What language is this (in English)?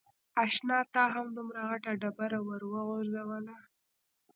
Pashto